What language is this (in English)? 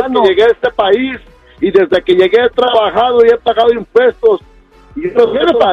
Spanish